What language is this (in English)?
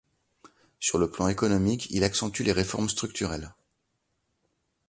French